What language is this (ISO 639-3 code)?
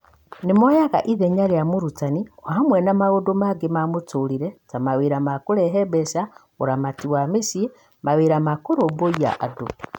kik